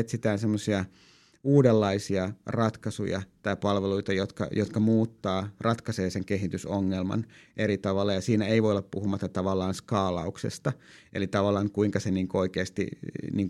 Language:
Finnish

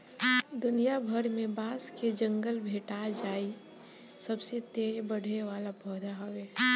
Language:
Bhojpuri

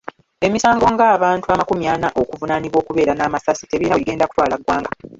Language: Ganda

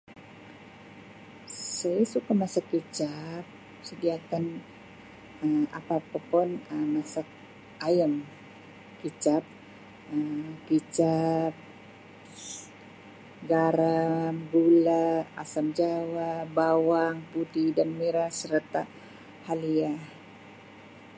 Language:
Sabah Malay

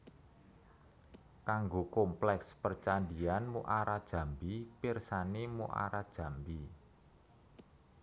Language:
Javanese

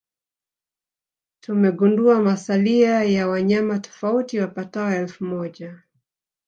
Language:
Swahili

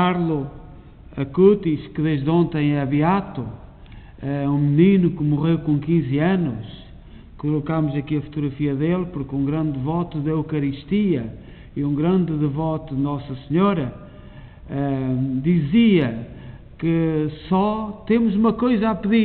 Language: Portuguese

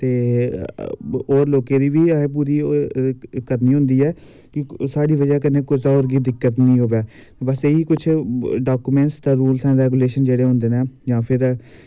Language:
Dogri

